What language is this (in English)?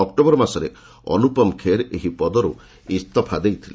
Odia